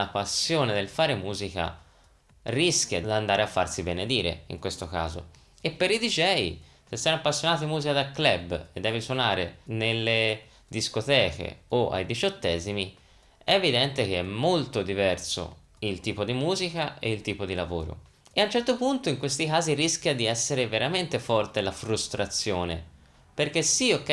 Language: Italian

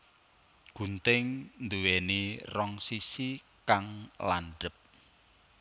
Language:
Javanese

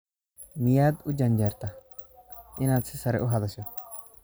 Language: Somali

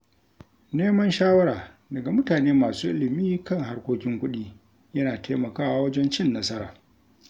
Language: Hausa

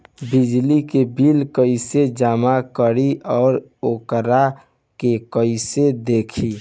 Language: Bhojpuri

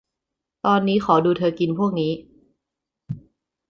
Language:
Thai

